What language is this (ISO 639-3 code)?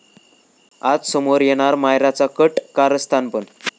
mar